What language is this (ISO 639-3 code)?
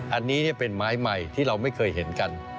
tha